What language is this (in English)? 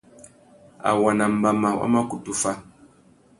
Tuki